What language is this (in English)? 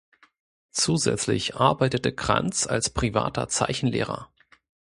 German